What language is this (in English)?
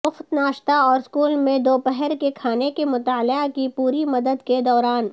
Urdu